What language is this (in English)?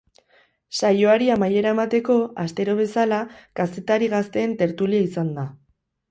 Basque